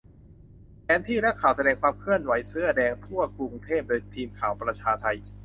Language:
Thai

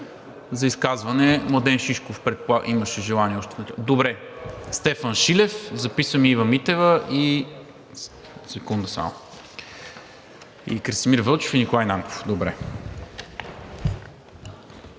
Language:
Bulgarian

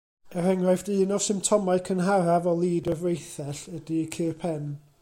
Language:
Welsh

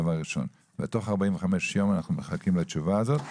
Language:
Hebrew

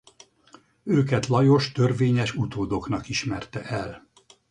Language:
Hungarian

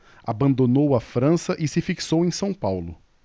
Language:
Portuguese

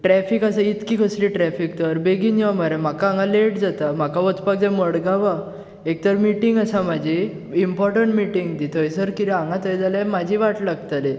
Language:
Konkani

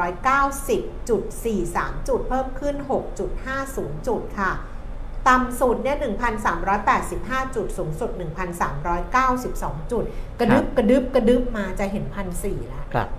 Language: Thai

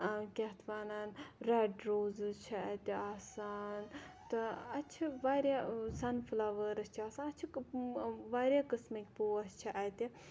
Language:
Kashmiri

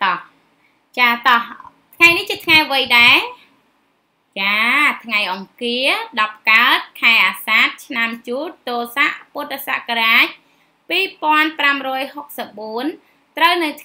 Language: Vietnamese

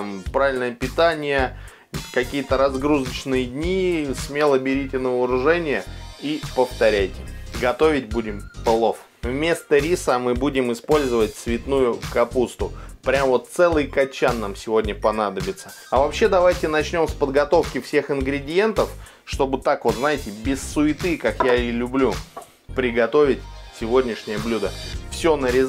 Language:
Russian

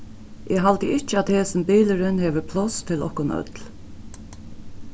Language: Faroese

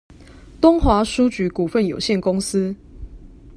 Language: Chinese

